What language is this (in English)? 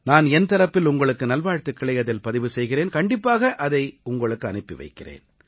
Tamil